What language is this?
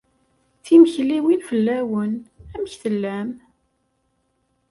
Kabyle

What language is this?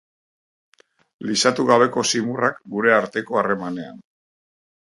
Basque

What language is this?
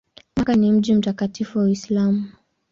Swahili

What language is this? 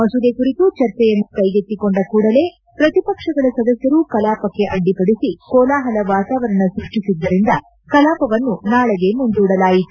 Kannada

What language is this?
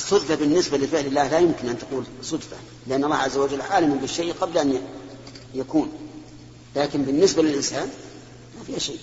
Arabic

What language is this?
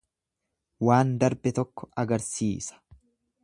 Oromo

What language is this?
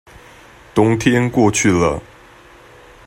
Chinese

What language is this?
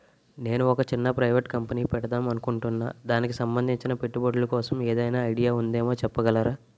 Telugu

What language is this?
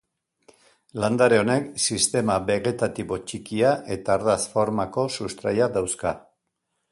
Basque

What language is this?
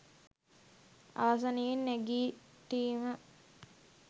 Sinhala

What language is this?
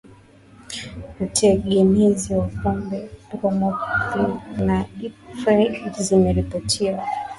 Swahili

